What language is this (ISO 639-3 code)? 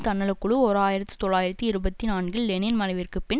tam